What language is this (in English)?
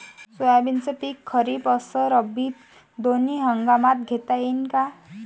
Marathi